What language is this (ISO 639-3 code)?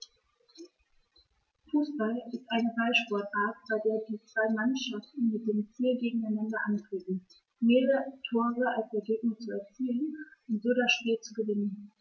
deu